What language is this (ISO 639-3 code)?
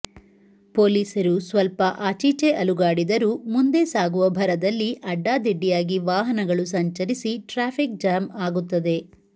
kan